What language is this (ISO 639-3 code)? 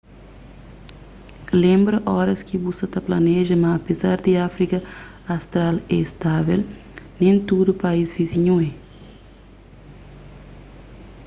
kea